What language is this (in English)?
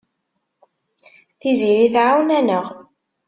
Kabyle